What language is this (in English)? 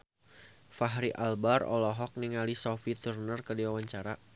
Sundanese